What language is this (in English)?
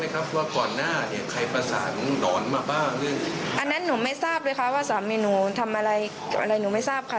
Thai